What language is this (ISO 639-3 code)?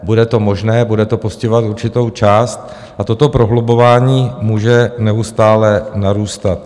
ces